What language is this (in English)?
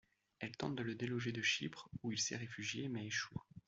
French